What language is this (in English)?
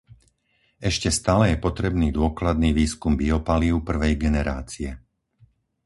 Slovak